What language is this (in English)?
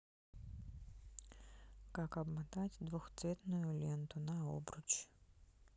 Russian